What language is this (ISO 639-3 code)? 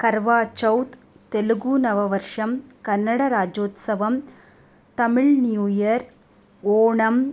san